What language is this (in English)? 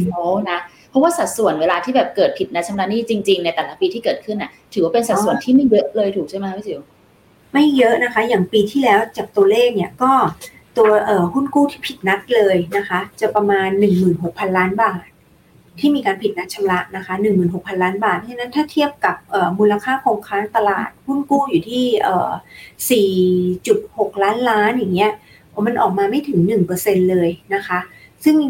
Thai